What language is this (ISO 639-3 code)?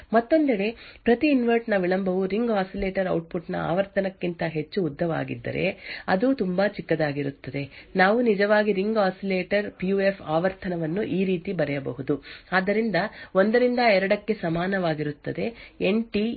kan